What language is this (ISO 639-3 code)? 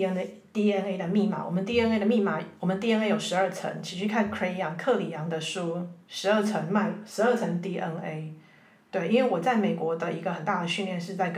zho